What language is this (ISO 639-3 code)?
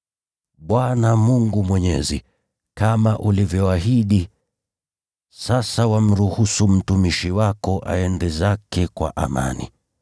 swa